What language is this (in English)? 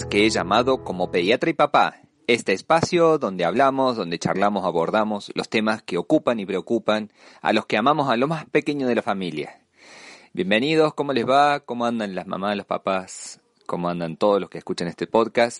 Spanish